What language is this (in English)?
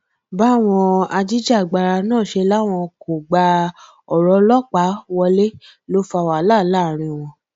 Yoruba